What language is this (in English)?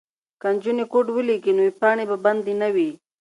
Pashto